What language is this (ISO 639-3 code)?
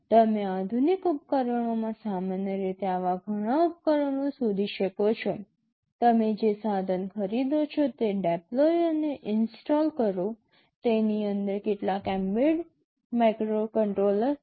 guj